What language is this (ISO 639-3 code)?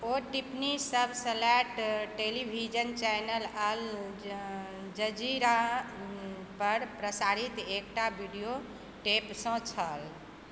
mai